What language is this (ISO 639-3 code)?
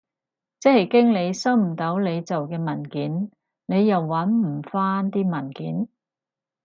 yue